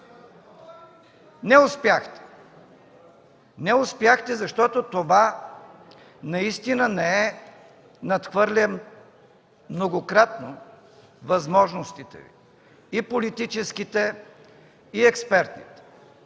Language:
Bulgarian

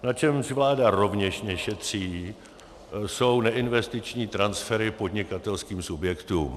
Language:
Czech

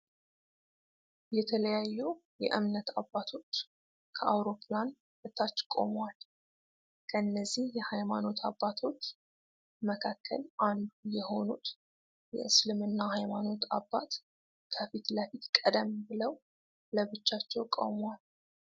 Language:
Amharic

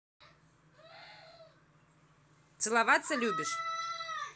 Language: Russian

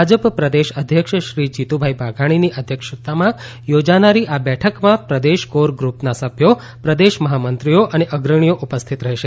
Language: Gujarati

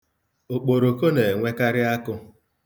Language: Igbo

